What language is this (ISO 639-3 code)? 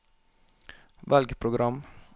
nor